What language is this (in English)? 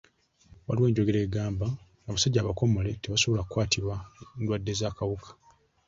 Ganda